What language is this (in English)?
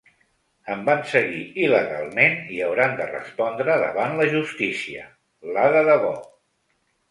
Catalan